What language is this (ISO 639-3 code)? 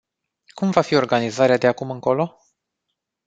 ron